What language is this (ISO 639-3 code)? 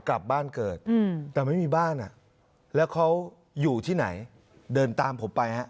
tha